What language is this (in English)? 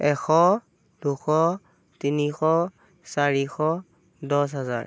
Assamese